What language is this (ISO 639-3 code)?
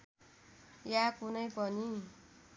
nep